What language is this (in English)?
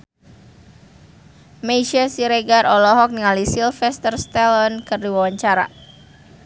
Sundanese